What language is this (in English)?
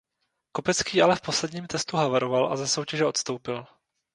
Czech